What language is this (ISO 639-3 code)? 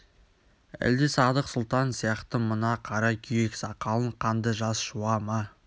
kaz